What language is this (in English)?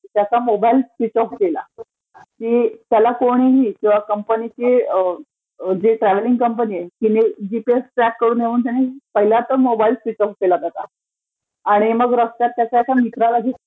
Marathi